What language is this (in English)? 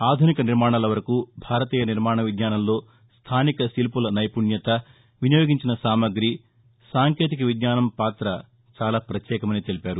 Telugu